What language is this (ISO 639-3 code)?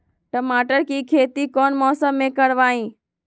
mag